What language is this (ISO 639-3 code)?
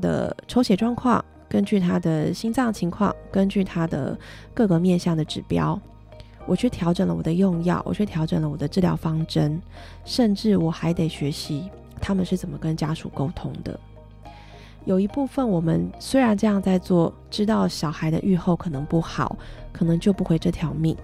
zho